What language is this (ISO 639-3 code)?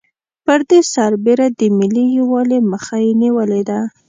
pus